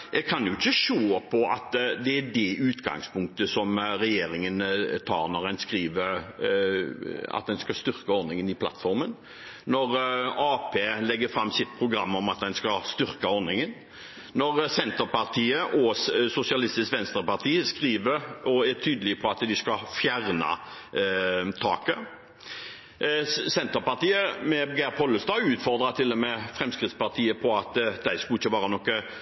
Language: Norwegian Bokmål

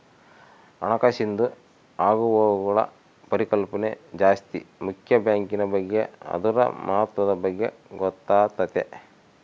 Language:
Kannada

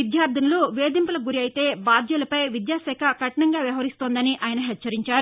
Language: Telugu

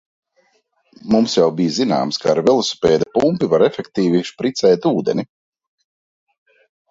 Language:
Latvian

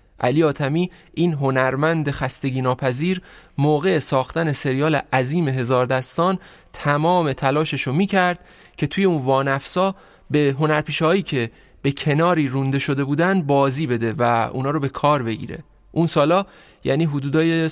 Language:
Persian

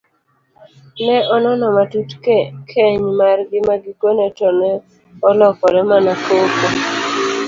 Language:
Luo (Kenya and Tanzania)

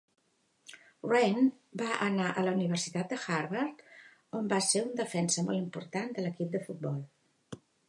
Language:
Catalan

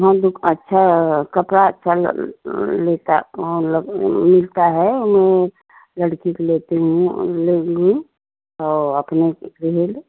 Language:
Hindi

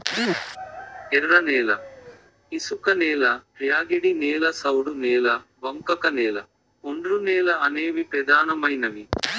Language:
Telugu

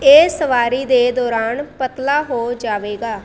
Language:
Punjabi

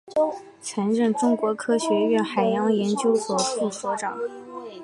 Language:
Chinese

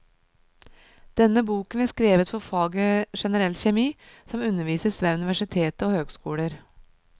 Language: Norwegian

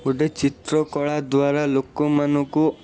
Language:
Odia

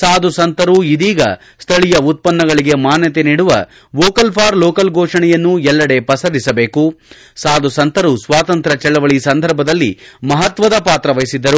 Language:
Kannada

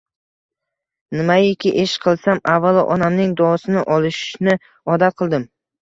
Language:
Uzbek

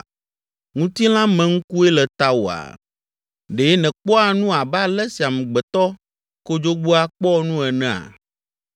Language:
Ewe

